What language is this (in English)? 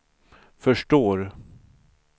Swedish